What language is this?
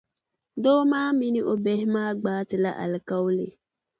Dagbani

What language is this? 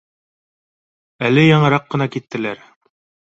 Bashkir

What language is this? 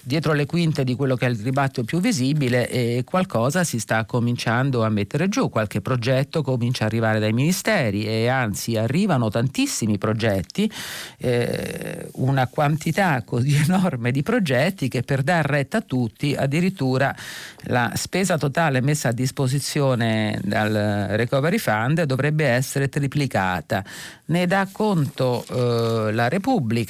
Italian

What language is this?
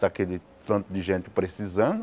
Portuguese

